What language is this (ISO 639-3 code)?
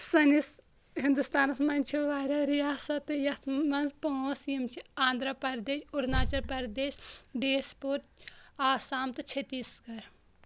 kas